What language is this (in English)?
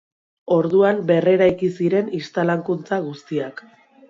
Basque